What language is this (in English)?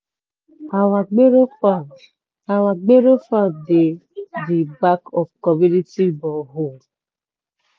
Nigerian Pidgin